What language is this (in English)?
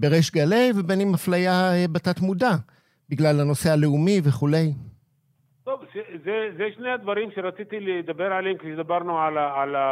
Hebrew